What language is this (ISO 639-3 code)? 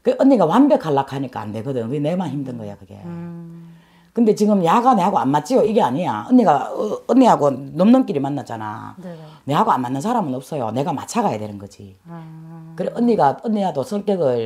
kor